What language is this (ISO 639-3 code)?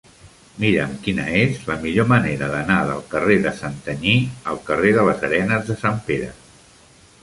cat